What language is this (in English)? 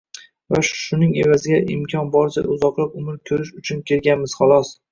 Uzbek